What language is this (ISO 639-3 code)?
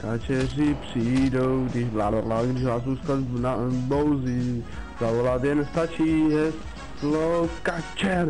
ces